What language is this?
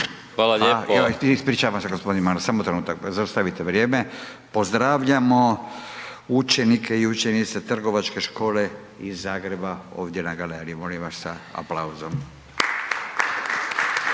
Croatian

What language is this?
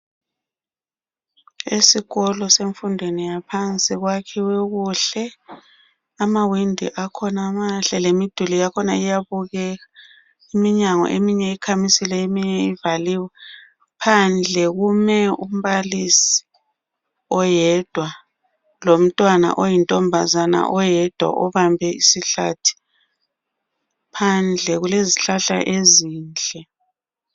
North Ndebele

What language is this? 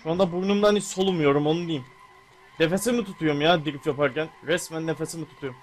Turkish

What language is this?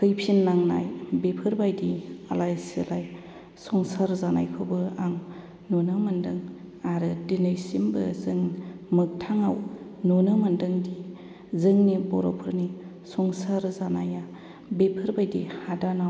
Bodo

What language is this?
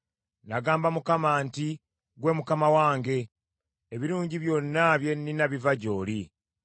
Ganda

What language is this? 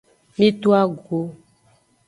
Aja (Benin)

